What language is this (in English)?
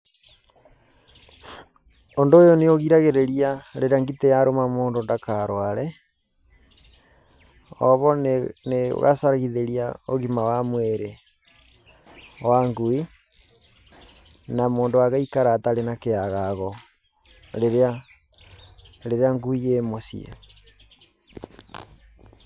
Kikuyu